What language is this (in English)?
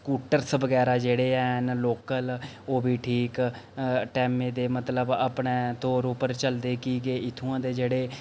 Dogri